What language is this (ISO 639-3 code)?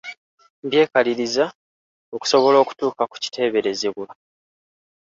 lug